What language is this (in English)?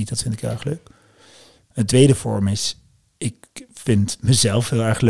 Dutch